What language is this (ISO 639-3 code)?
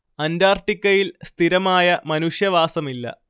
mal